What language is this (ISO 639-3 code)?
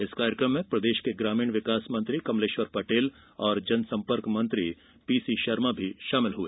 hin